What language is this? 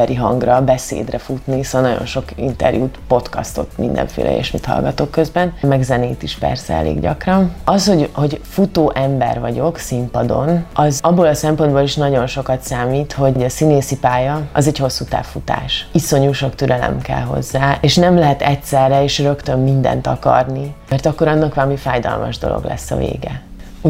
Hungarian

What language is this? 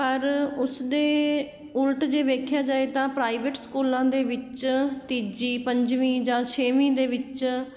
Punjabi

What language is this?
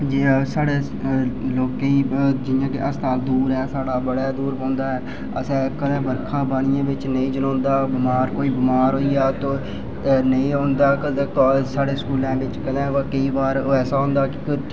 Dogri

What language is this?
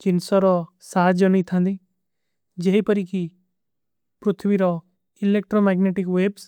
Kui (India)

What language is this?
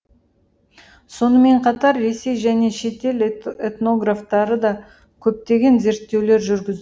Kazakh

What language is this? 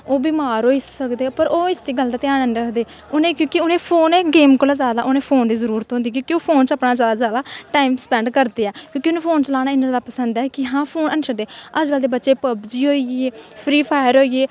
Dogri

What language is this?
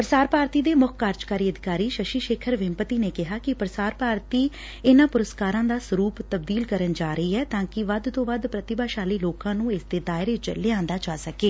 Punjabi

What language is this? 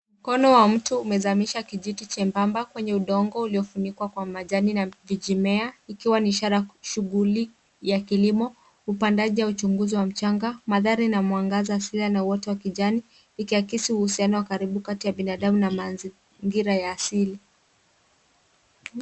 Swahili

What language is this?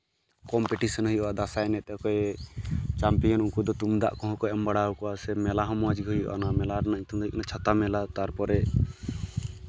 Santali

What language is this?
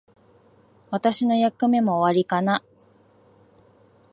Japanese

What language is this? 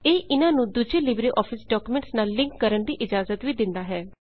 Punjabi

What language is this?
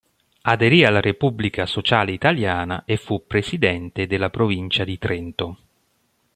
Italian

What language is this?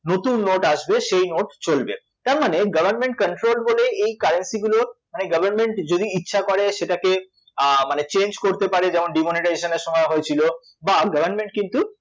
Bangla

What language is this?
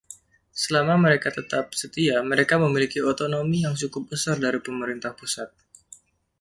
Indonesian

